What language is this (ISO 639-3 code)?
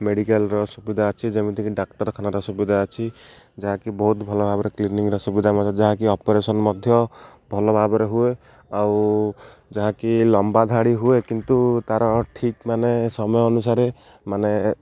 ori